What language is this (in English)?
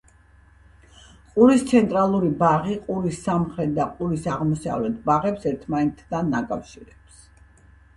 Georgian